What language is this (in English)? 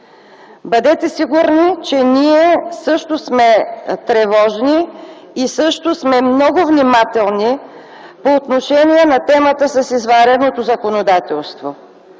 Bulgarian